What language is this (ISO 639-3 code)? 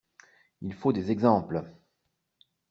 fra